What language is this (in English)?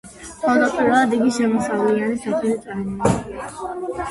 Georgian